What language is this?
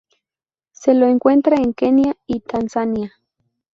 Spanish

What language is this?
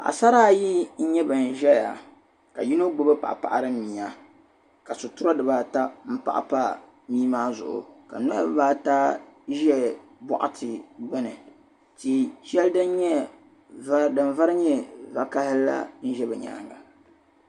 Dagbani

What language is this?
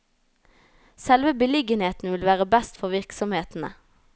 Norwegian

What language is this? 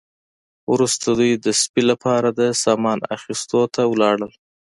Pashto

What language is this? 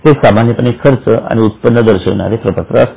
Marathi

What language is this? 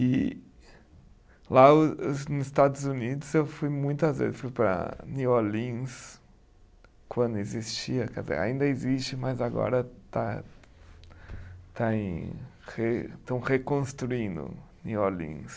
Portuguese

